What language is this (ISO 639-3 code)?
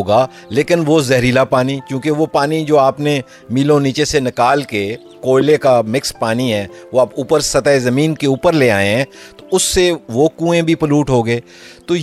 urd